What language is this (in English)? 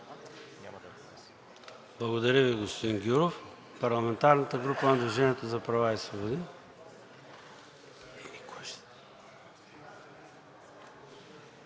Bulgarian